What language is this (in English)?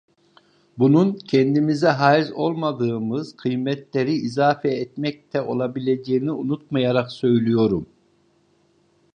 Turkish